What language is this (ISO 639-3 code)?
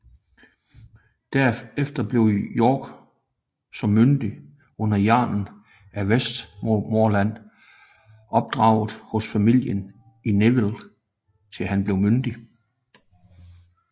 dan